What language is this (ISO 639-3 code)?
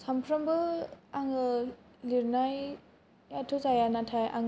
brx